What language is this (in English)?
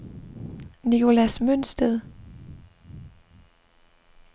Danish